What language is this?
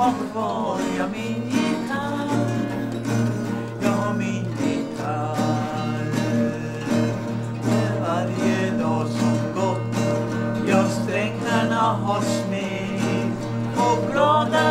Swedish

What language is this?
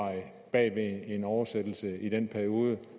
Danish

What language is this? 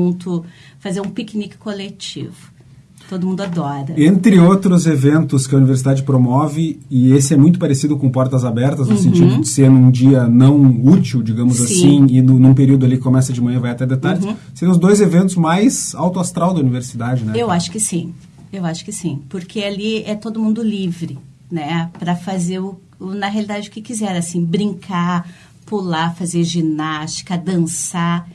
Portuguese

